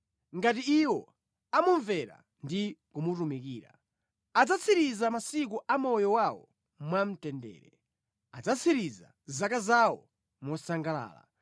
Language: Nyanja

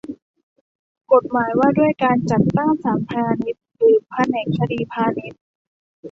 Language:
Thai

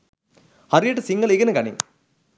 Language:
Sinhala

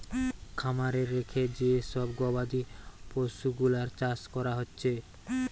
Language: Bangla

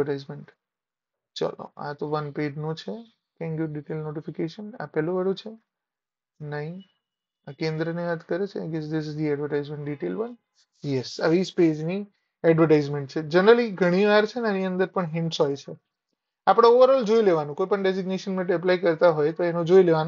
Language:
Gujarati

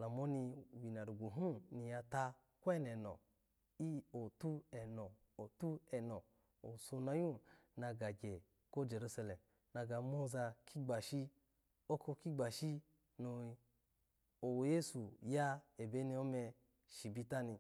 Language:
Alago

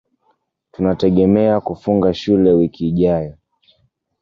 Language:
Swahili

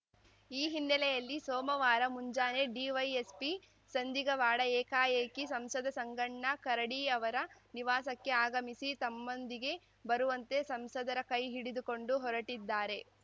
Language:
Kannada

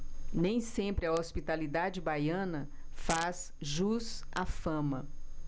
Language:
Portuguese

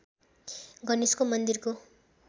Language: Nepali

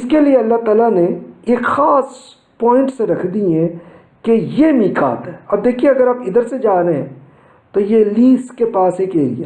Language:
Urdu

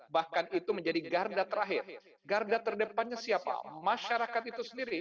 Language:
Indonesian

